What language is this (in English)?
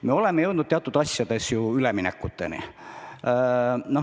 Estonian